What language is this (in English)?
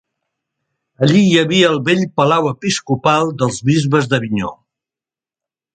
Catalan